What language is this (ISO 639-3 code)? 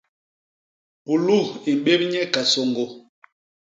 bas